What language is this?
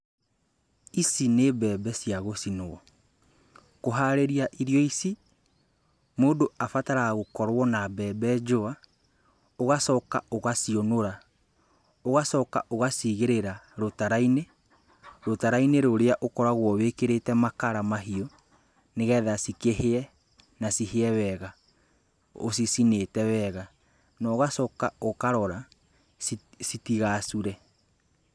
Kikuyu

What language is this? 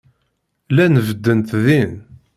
Kabyle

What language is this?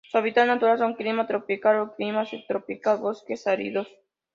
Spanish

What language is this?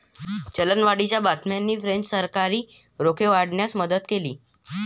Marathi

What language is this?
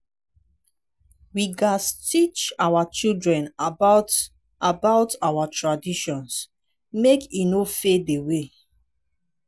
Nigerian Pidgin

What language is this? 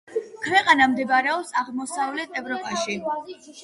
Georgian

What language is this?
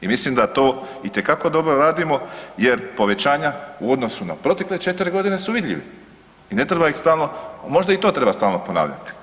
Croatian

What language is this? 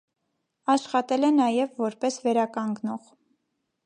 Armenian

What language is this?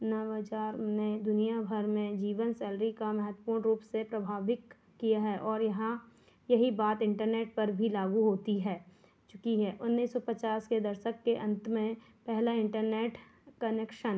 Hindi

